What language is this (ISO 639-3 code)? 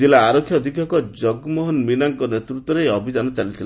ori